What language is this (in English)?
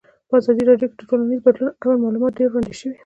Pashto